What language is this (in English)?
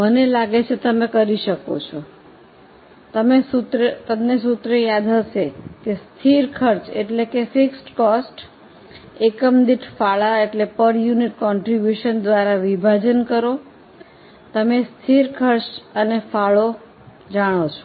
Gujarati